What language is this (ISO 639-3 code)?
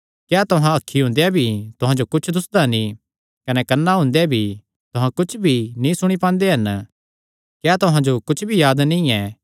xnr